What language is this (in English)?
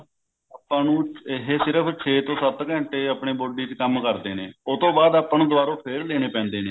Punjabi